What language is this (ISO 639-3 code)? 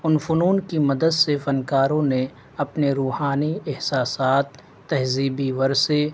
urd